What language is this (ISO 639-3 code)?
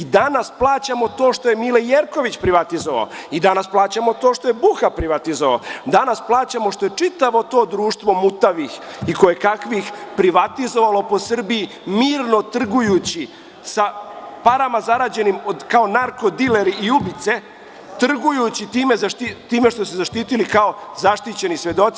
srp